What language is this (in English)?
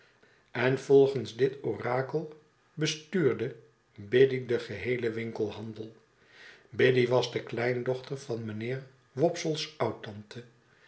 Dutch